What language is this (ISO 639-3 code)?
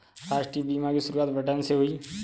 hin